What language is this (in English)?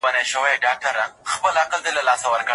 Pashto